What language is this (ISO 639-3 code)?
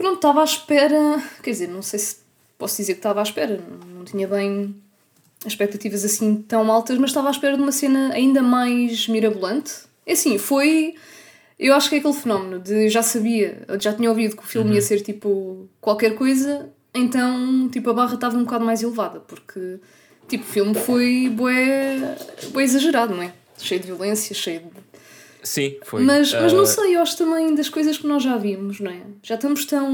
por